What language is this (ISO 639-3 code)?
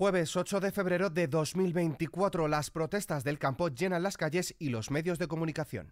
spa